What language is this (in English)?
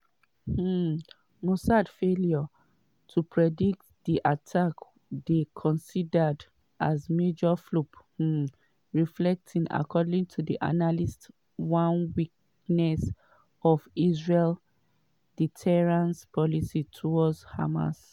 Nigerian Pidgin